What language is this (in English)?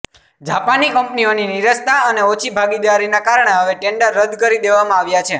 Gujarati